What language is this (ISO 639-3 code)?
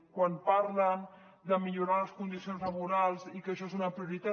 cat